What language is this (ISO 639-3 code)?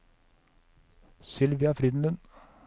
nor